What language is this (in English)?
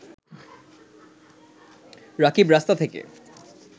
Bangla